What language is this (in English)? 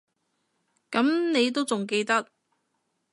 Cantonese